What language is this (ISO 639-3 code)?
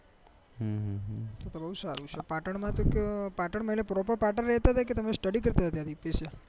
guj